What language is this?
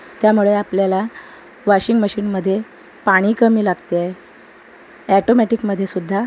Marathi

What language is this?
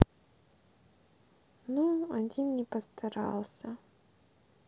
Russian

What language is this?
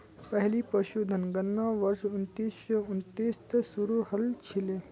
Magahi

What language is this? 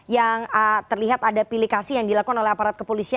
Indonesian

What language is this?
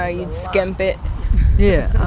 English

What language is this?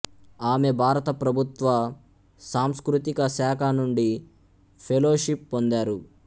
Telugu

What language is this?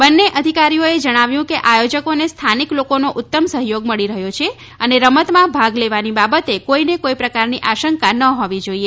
Gujarati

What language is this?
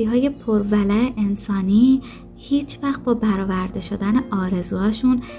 Persian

